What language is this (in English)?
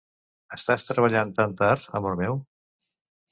Catalan